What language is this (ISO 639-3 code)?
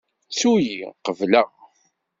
kab